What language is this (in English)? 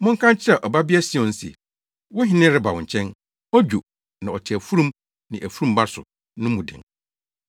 Akan